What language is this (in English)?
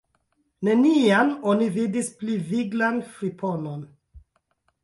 Esperanto